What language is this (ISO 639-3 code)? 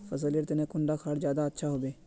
mag